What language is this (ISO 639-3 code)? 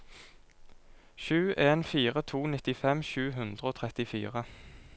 nor